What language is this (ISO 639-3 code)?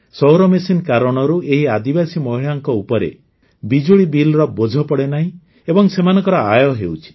ori